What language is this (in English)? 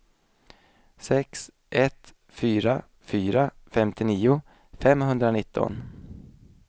Swedish